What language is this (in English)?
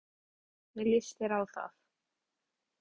Icelandic